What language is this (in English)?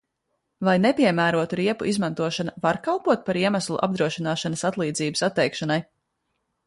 Latvian